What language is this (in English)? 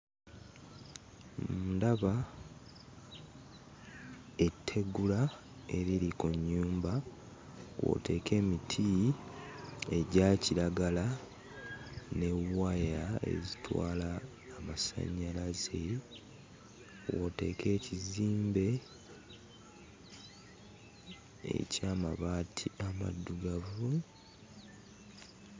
Ganda